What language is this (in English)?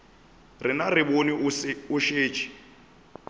Northern Sotho